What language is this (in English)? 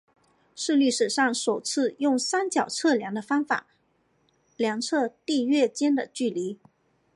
Chinese